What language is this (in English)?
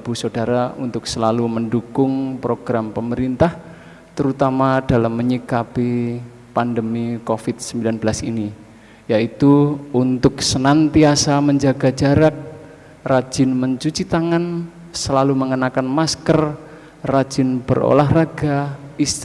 Indonesian